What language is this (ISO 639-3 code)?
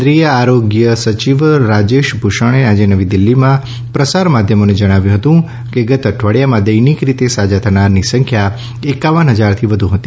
guj